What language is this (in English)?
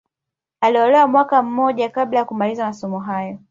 Swahili